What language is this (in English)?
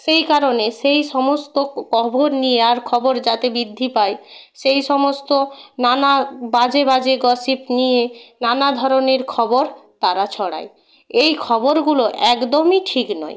Bangla